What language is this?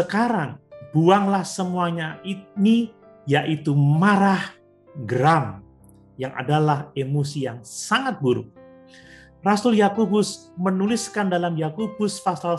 Indonesian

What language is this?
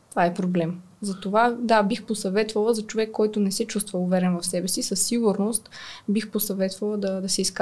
Bulgarian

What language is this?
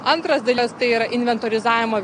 Lithuanian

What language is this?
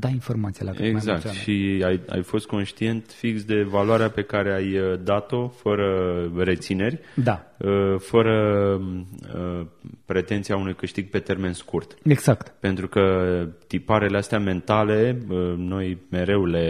Romanian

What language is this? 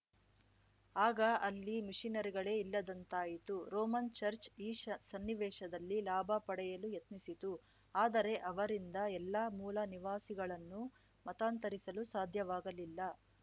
Kannada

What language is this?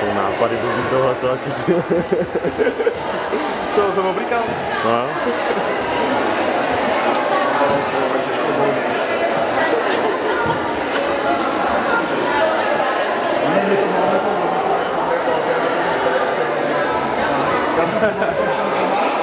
Latvian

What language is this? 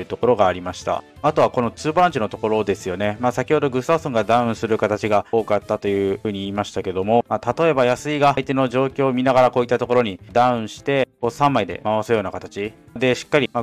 Japanese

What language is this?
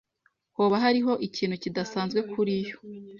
Kinyarwanda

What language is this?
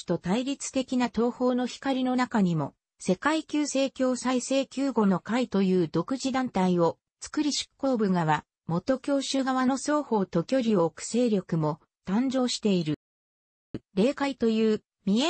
Japanese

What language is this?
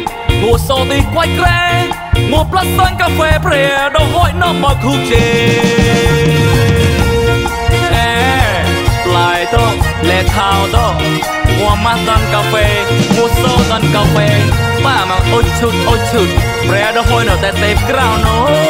Thai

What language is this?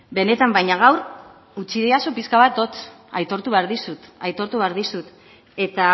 Basque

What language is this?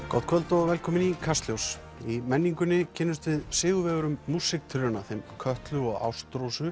Icelandic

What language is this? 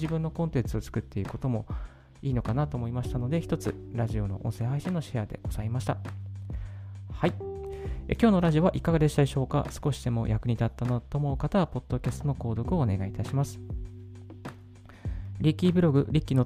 Japanese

